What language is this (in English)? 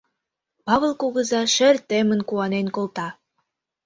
Mari